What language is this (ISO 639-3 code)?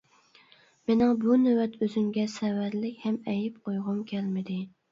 uig